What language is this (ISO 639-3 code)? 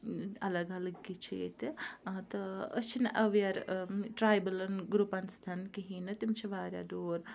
kas